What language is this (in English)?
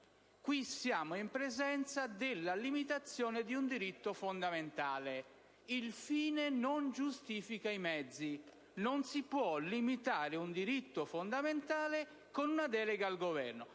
Italian